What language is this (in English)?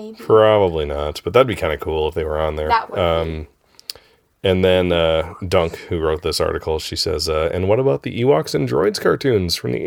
English